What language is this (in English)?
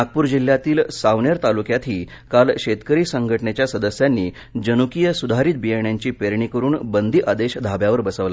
Marathi